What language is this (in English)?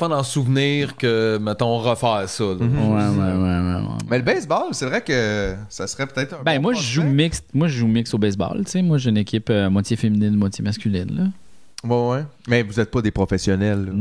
French